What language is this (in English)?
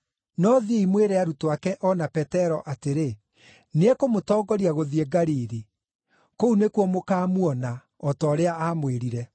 Kikuyu